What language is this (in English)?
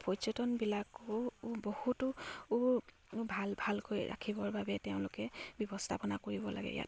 Assamese